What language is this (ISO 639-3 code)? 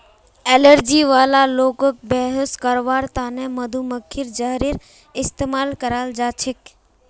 mag